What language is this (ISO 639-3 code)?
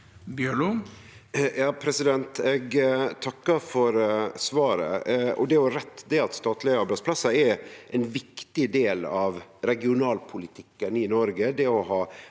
nor